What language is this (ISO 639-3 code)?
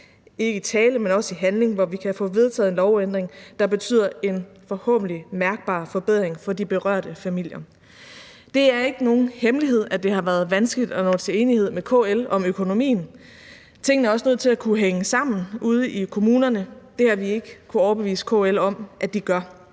dan